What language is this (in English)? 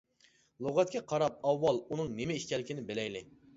Uyghur